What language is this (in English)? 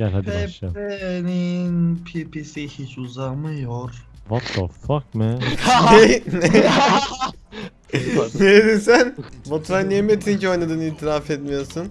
Turkish